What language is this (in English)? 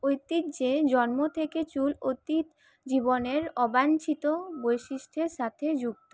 Bangla